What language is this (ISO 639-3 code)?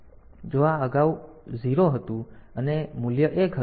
guj